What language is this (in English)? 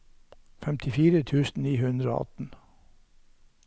Norwegian